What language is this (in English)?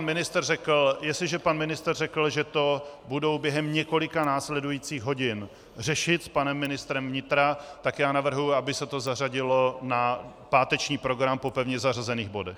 Czech